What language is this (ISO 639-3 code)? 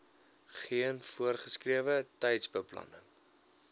afr